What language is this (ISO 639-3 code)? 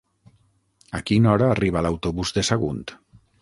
cat